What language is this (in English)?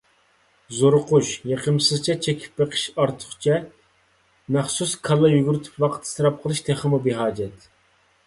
Uyghur